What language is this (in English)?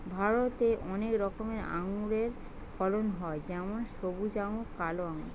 Bangla